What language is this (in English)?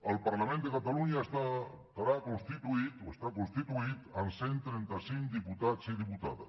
Catalan